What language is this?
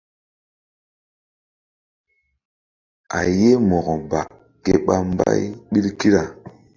Mbum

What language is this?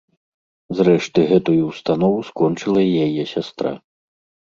Belarusian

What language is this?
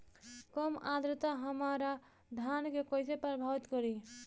Bhojpuri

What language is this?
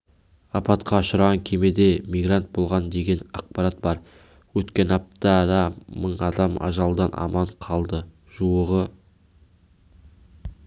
Kazakh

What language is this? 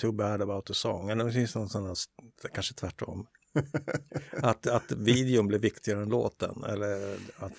Swedish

